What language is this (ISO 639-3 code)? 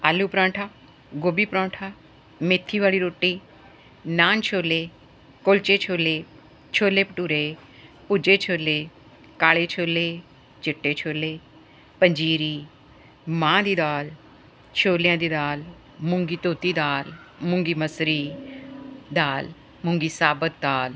pan